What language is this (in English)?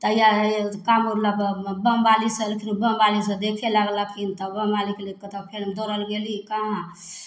Maithili